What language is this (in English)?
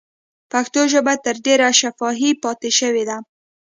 Pashto